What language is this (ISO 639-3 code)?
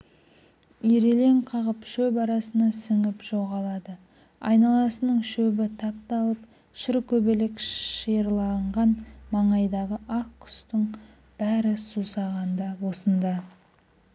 kaz